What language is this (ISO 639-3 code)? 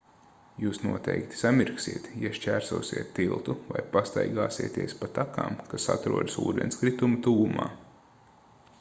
lav